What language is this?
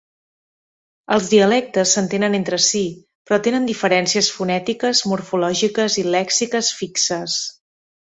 Catalan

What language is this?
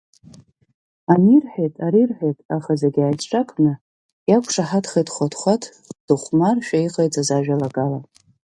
Abkhazian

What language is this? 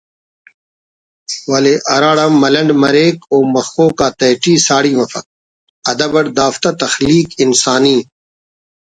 Brahui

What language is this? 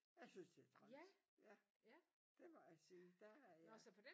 Danish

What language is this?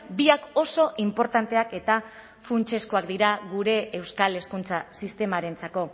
Basque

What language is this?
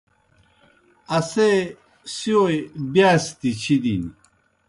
Kohistani Shina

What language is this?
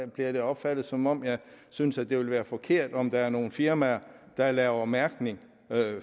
Danish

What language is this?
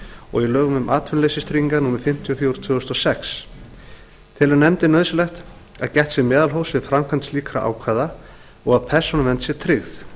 Icelandic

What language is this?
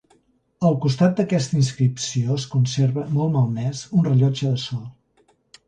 Catalan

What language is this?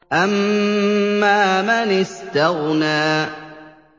Arabic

